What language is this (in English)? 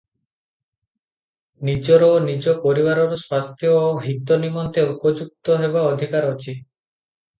Odia